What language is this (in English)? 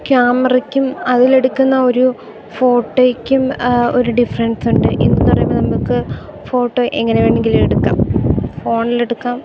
Malayalam